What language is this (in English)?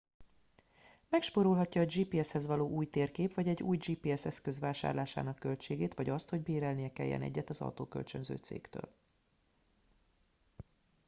Hungarian